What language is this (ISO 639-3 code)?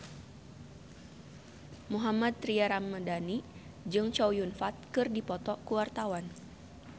sun